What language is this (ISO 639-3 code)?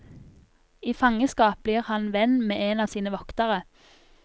nor